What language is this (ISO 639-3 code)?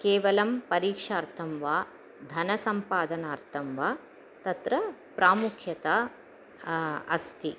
san